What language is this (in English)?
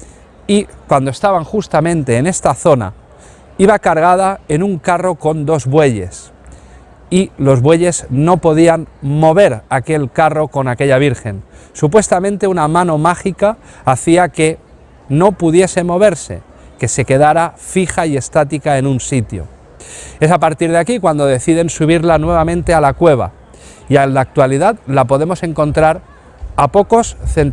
Spanish